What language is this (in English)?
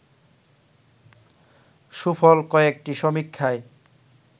Bangla